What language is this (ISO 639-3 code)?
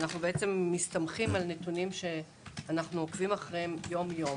heb